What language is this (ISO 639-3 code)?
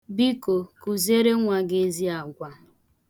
ibo